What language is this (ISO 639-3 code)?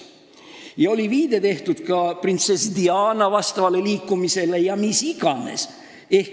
est